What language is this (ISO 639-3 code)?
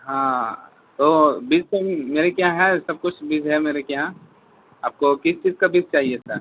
urd